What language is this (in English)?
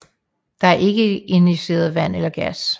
Danish